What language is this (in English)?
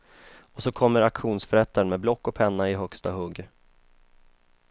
Swedish